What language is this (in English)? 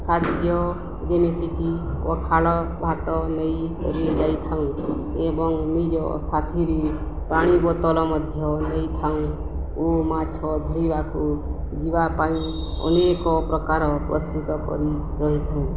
Odia